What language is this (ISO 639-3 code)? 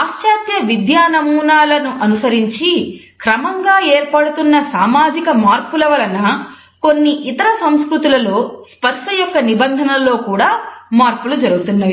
tel